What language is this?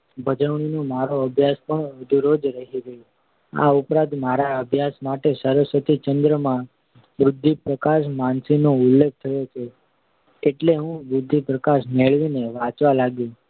Gujarati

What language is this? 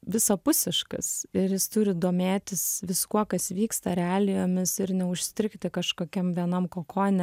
Lithuanian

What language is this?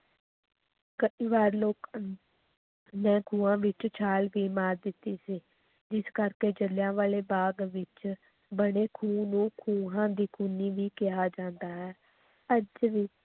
Punjabi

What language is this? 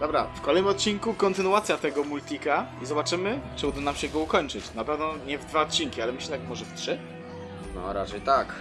Polish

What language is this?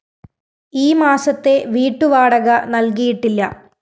Malayalam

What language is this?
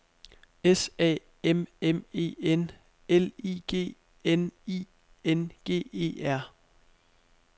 Danish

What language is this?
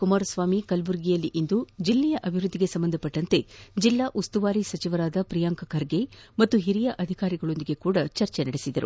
Kannada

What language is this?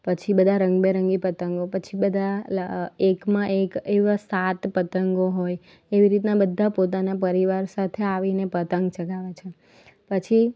Gujarati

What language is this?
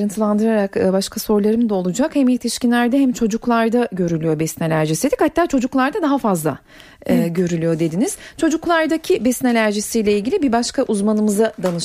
Turkish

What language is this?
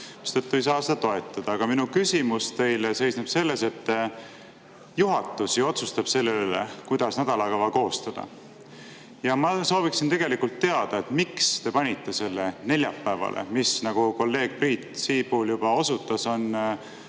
Estonian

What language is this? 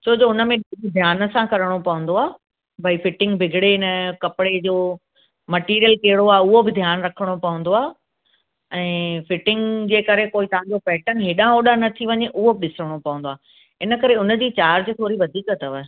Sindhi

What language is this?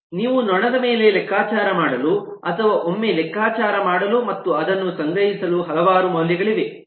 Kannada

